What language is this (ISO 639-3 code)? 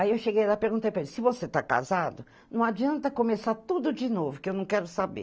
por